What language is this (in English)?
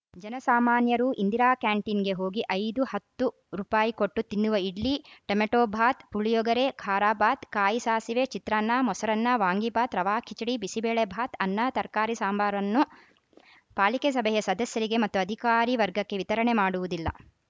Kannada